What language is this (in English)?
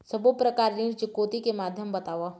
Chhattisgarhi